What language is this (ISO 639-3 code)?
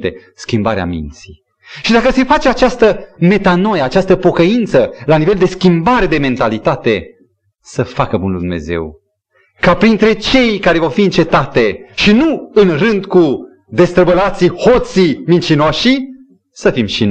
ron